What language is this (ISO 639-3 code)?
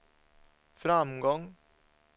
swe